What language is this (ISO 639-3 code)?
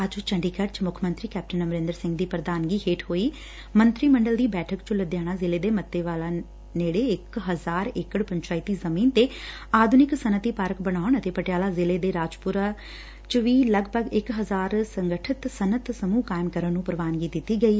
pan